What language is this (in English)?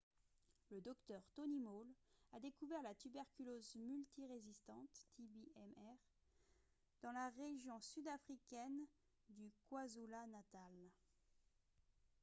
French